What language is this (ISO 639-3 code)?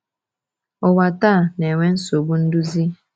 ibo